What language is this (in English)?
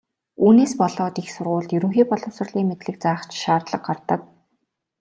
Mongolian